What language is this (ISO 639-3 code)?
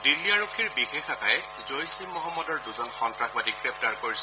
asm